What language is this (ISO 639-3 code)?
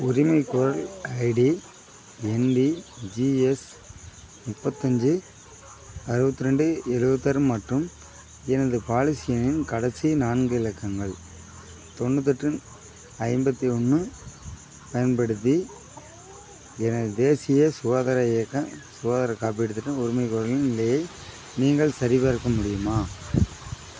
tam